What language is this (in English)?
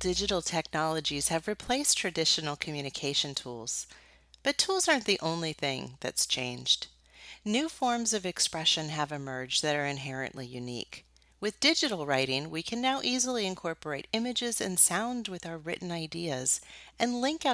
English